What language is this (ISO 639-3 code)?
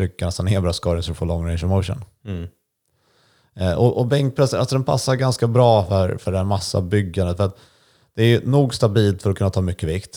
swe